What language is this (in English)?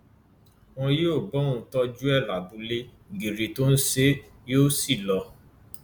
Yoruba